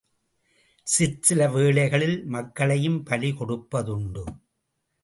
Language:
Tamil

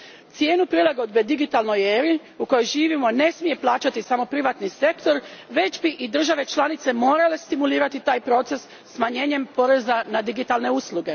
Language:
Croatian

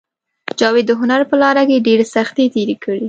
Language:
Pashto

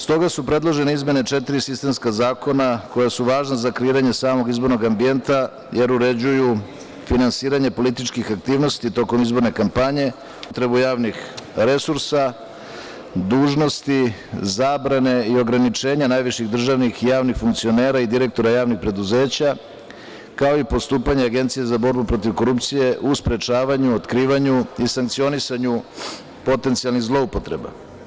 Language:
Serbian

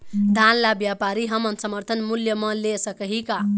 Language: Chhattisgarhi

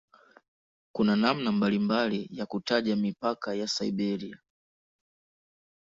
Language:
Swahili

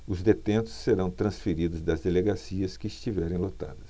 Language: Portuguese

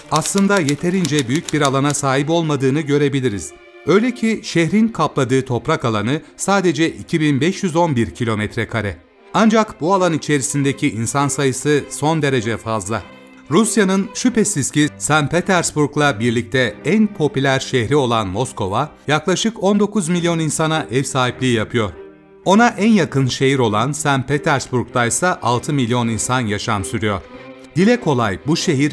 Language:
Turkish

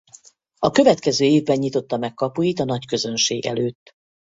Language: Hungarian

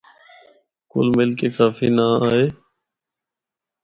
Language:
Northern Hindko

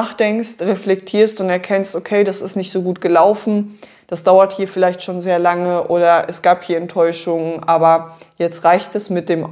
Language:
German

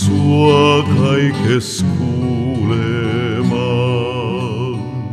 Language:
Finnish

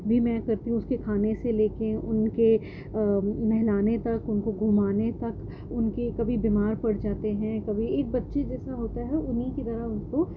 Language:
Urdu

